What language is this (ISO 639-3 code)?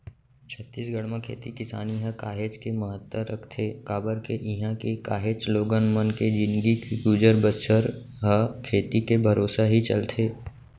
hne